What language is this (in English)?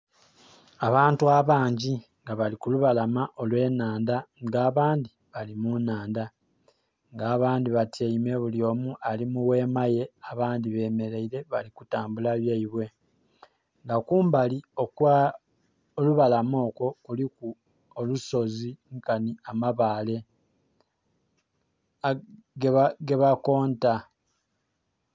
Soga